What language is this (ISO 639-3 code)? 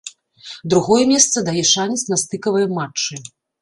bel